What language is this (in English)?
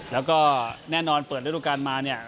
Thai